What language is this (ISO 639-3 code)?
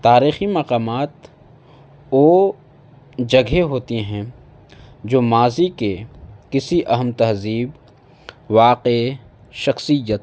urd